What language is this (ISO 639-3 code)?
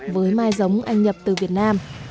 vie